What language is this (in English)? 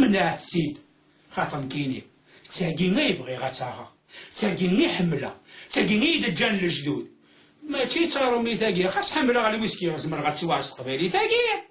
Arabic